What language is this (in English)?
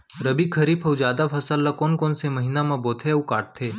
Chhattisgarhi